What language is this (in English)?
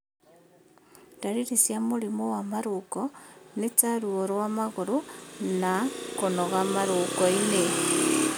Kikuyu